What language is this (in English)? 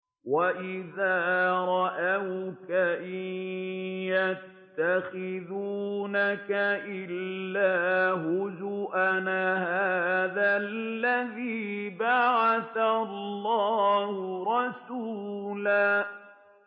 Arabic